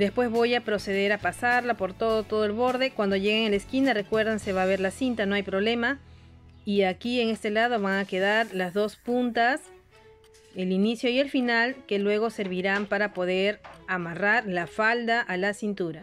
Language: Spanish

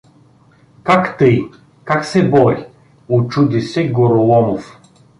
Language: Bulgarian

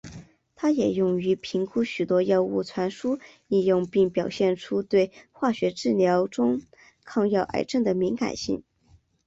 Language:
Chinese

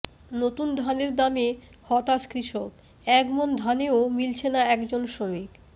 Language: Bangla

